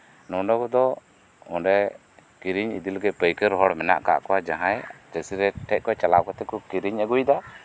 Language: Santali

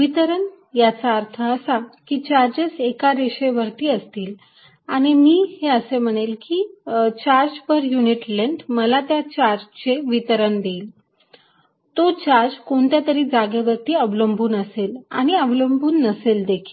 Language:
Marathi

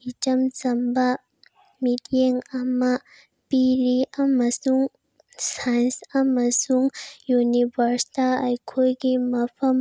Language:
Manipuri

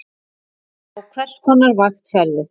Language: Icelandic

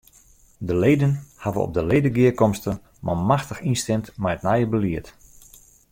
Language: Western Frisian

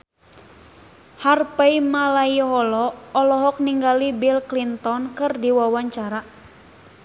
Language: Sundanese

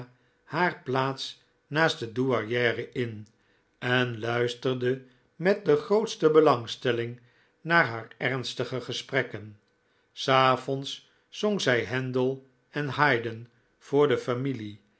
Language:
Dutch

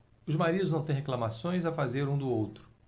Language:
Portuguese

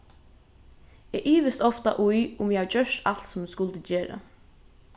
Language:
Faroese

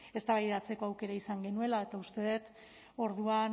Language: Basque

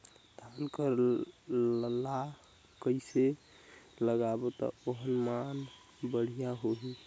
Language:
Chhattisgarhi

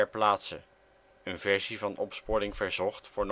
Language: Dutch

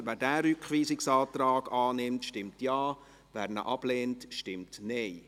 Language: Swiss German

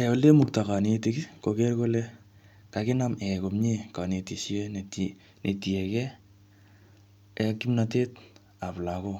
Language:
Kalenjin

